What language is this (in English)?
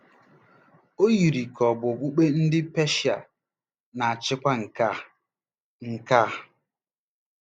Igbo